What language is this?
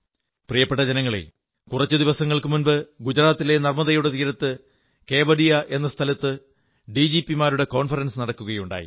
Malayalam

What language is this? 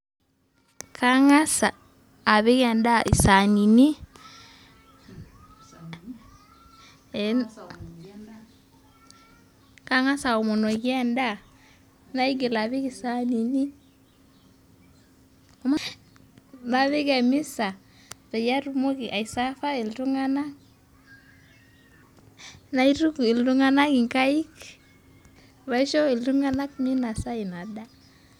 Masai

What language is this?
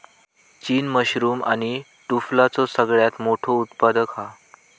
Marathi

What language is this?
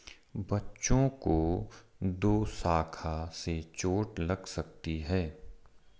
Hindi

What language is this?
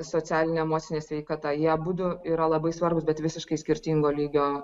Lithuanian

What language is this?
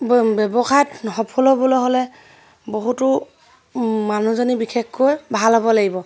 Assamese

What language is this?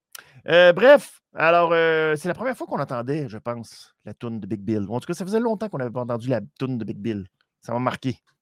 French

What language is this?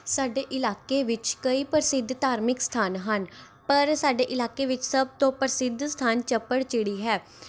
Punjabi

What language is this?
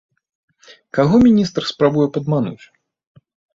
Belarusian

